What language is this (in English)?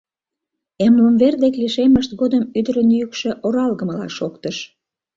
Mari